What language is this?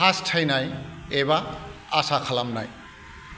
Bodo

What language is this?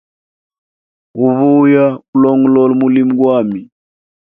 Hemba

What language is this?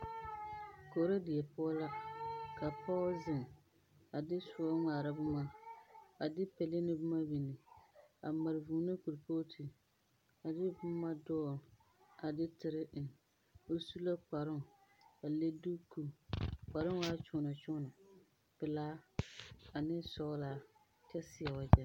Southern Dagaare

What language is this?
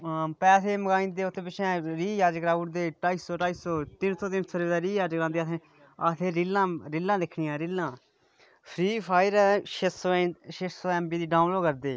Dogri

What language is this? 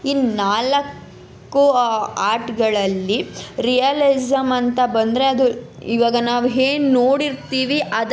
Kannada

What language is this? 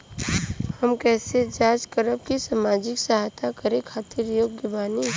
Bhojpuri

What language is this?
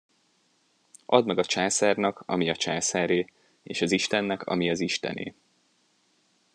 Hungarian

